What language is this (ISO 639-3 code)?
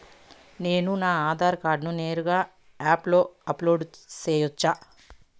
tel